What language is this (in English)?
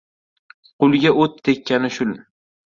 Uzbek